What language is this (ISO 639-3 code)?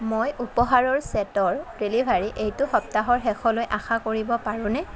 asm